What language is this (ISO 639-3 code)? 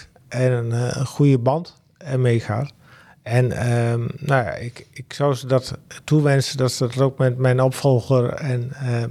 nld